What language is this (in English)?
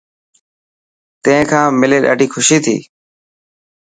Dhatki